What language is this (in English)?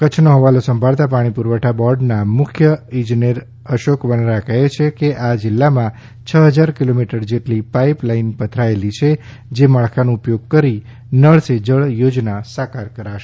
Gujarati